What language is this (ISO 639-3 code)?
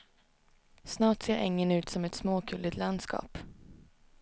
swe